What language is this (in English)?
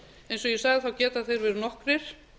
Icelandic